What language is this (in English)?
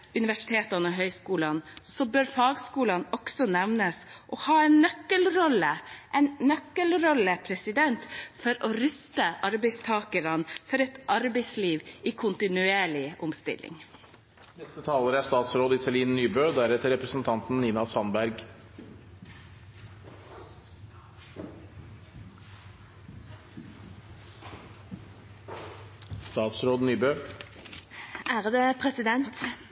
Norwegian Bokmål